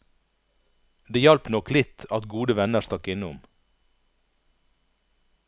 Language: Norwegian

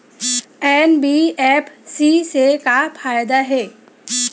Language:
Chhattisgarhi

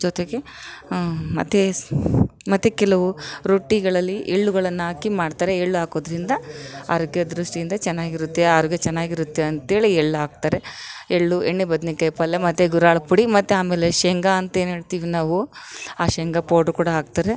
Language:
Kannada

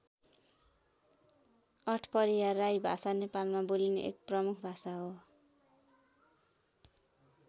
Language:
Nepali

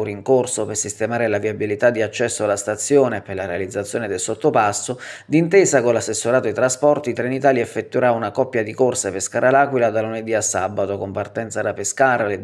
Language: Italian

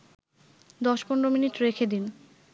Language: Bangla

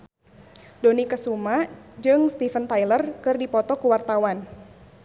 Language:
Sundanese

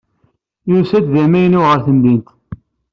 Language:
Kabyle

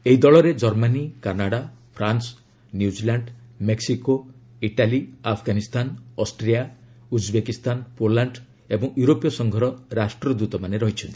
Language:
Odia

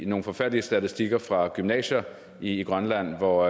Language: Danish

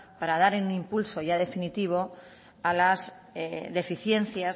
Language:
Spanish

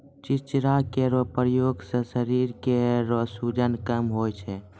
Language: Maithili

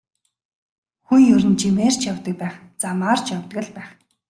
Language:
Mongolian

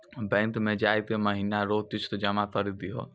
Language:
Maithili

